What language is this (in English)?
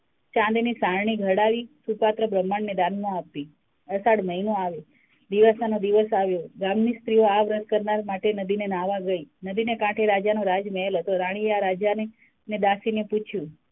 Gujarati